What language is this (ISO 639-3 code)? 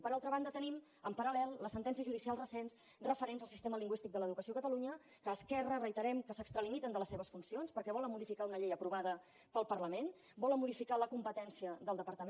cat